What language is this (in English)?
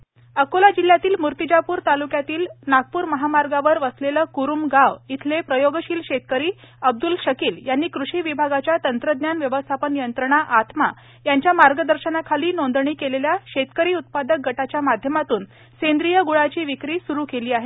Marathi